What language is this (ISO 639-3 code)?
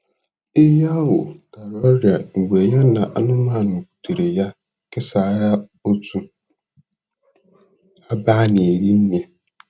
ibo